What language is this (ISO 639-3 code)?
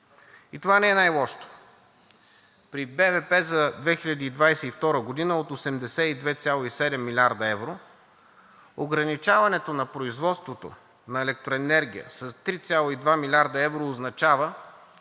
bul